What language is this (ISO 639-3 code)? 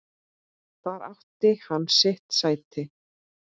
isl